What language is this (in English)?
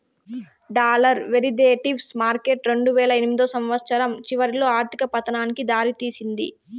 Telugu